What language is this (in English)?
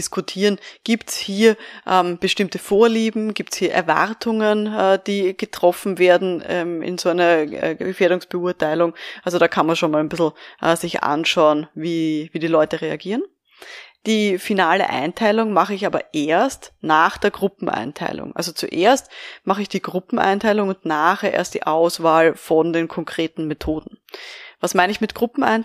German